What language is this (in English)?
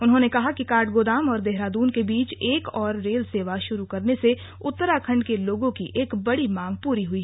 Hindi